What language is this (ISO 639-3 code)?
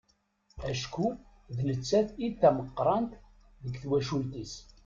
kab